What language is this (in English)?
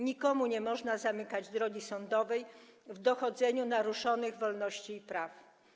Polish